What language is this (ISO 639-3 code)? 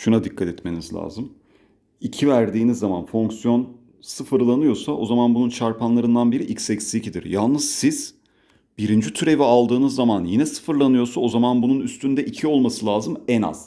tur